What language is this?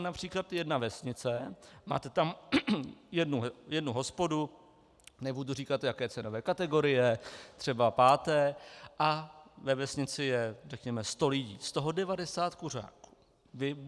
Czech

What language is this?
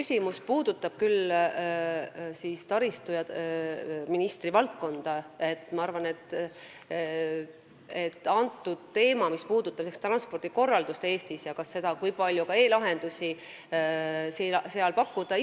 Estonian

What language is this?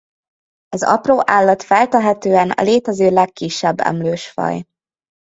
Hungarian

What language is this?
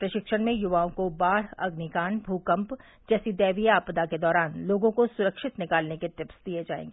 Hindi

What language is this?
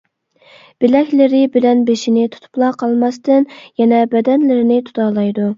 Uyghur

